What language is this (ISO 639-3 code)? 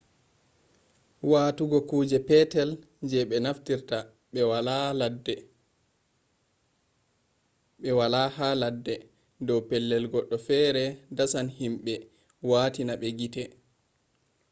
ful